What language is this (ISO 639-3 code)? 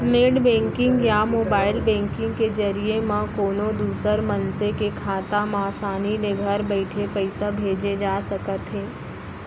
hne